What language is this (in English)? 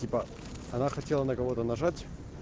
Russian